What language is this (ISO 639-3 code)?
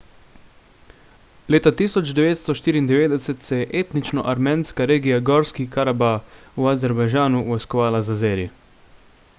slv